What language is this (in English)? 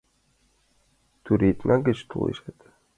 Mari